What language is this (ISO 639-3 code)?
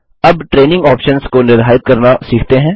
hin